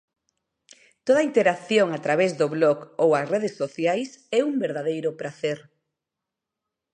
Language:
Galician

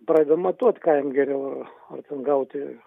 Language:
Lithuanian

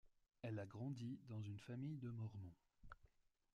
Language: French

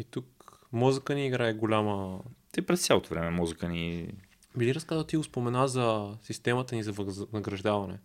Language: Bulgarian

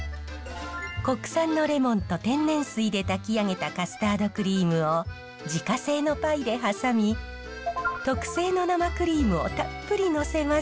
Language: Japanese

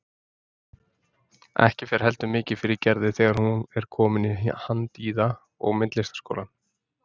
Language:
Icelandic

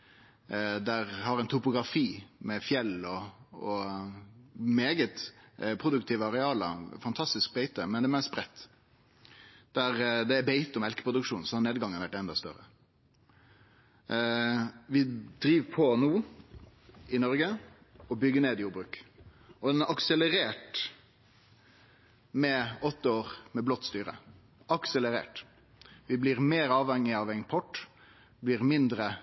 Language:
Norwegian Nynorsk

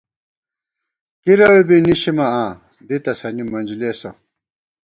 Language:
Gawar-Bati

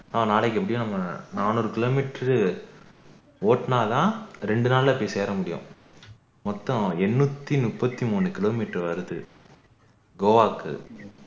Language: Tamil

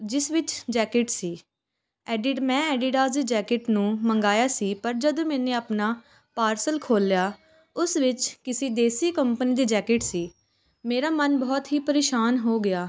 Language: Punjabi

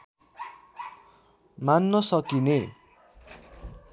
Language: Nepali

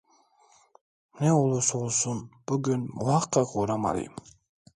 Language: Turkish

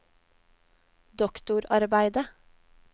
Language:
Norwegian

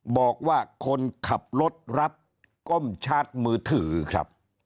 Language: Thai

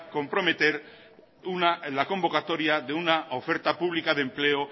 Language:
Spanish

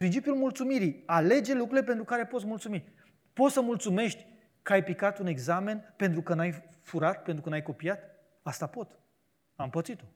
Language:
Romanian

